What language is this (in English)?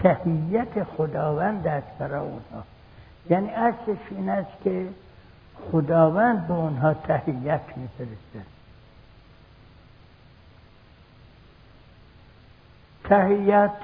Persian